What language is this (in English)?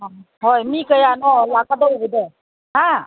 Manipuri